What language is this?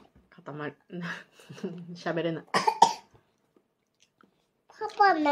Japanese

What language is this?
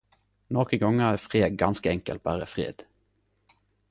Norwegian Nynorsk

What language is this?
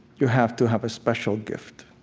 English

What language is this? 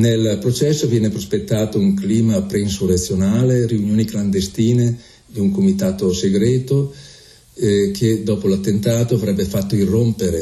Italian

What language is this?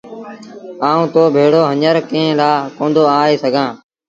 Sindhi Bhil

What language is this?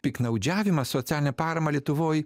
Lithuanian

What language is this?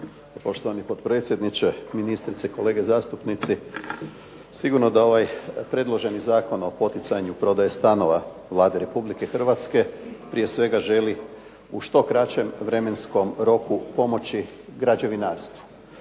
Croatian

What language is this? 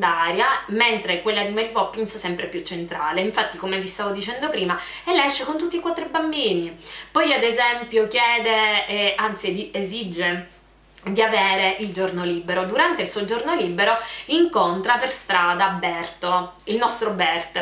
Italian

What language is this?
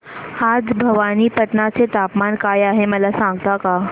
Marathi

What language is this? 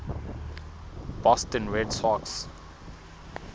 Southern Sotho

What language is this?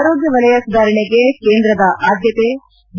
Kannada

